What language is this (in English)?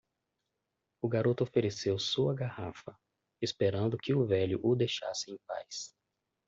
Portuguese